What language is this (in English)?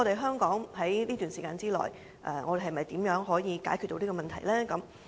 Cantonese